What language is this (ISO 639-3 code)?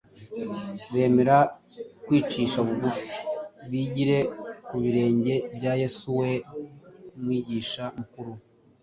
kin